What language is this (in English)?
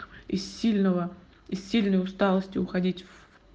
Russian